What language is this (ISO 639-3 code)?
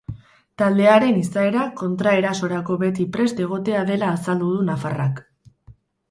eus